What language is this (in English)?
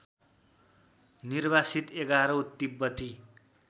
Nepali